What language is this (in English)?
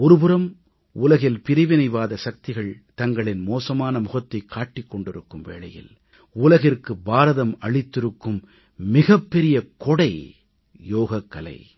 Tamil